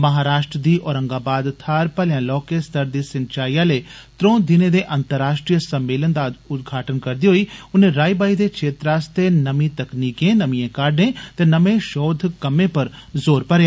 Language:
Dogri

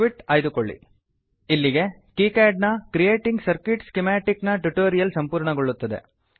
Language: Kannada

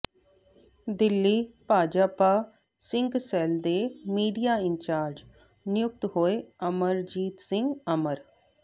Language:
Punjabi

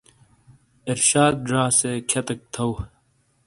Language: Shina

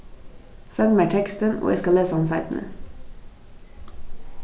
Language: Faroese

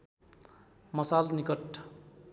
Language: Nepali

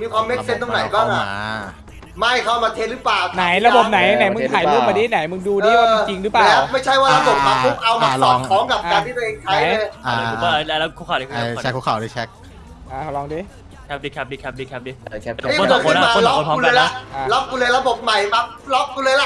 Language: Thai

